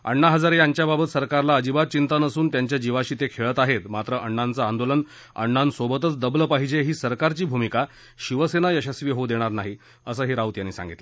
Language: Marathi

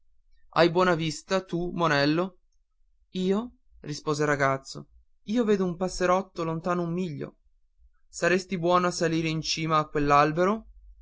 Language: Italian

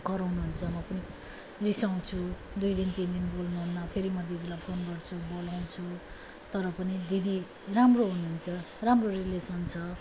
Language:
Nepali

